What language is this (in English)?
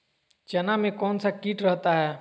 Magahi